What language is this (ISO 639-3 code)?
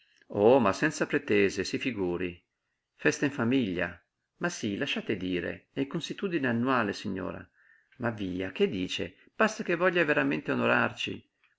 ita